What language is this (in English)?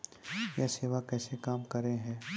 Maithili